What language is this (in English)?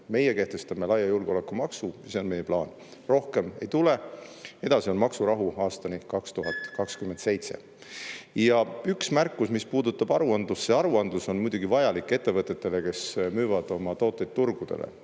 Estonian